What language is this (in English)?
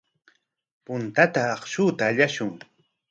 Corongo Ancash Quechua